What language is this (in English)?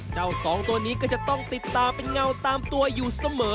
Thai